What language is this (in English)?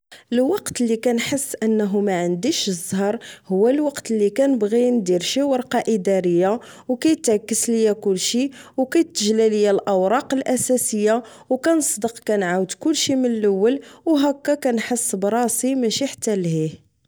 Moroccan Arabic